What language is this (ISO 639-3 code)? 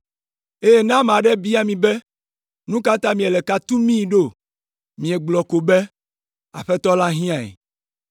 ewe